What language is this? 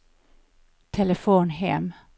Swedish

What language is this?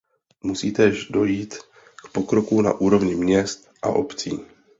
Czech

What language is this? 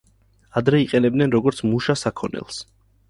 Georgian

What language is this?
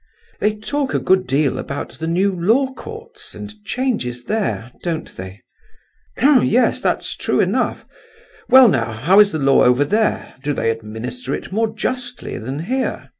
English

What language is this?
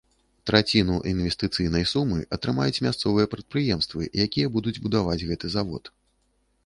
Belarusian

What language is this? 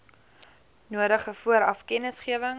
Afrikaans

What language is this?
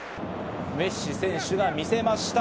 Japanese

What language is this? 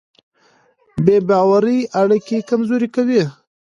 Pashto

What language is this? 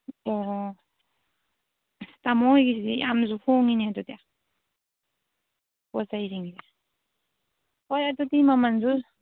Manipuri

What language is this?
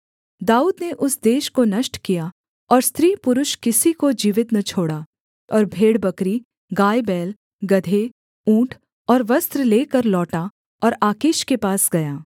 Hindi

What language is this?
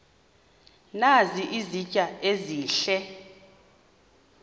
Xhosa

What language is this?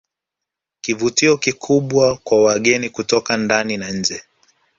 Swahili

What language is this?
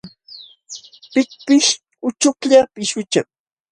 Jauja Wanca Quechua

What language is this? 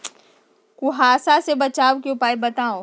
Magahi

